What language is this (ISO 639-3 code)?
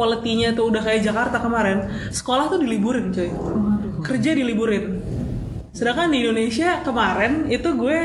ind